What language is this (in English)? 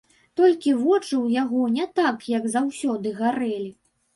Belarusian